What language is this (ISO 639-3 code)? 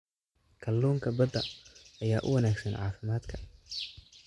som